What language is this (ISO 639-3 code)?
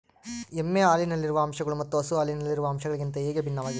kan